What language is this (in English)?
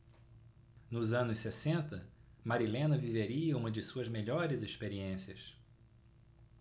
Portuguese